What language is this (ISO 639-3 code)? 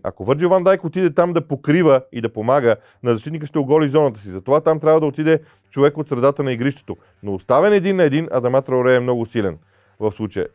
bul